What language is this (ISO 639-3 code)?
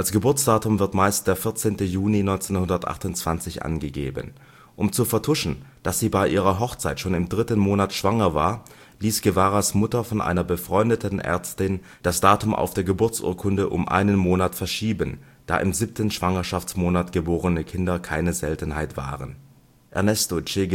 deu